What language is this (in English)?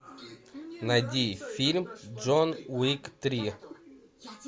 Russian